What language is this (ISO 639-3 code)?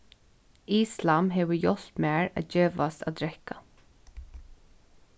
fao